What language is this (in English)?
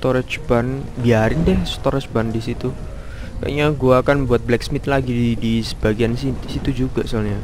Indonesian